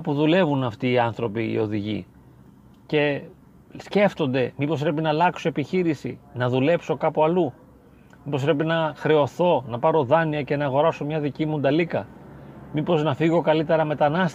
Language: Greek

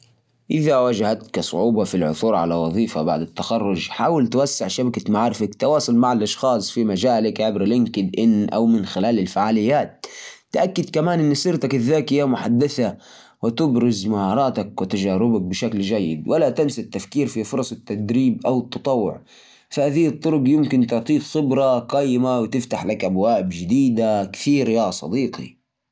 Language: Najdi Arabic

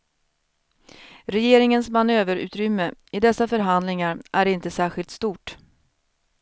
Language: Swedish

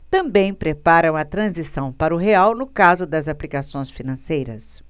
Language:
Portuguese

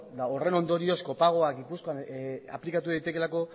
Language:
Basque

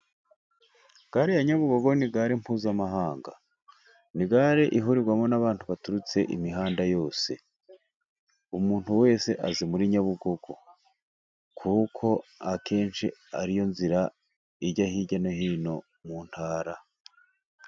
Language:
Kinyarwanda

